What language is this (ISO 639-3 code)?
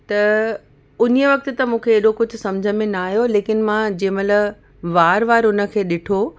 snd